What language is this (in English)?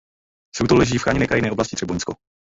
Czech